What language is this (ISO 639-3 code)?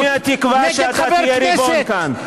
heb